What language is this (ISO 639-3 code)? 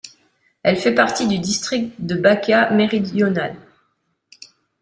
fra